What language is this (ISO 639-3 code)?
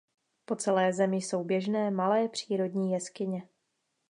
ces